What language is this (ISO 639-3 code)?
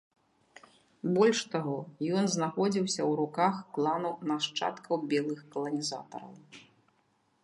bel